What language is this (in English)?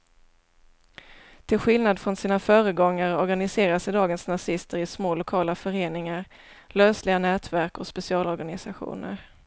Swedish